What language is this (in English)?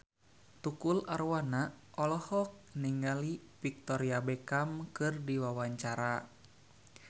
Sundanese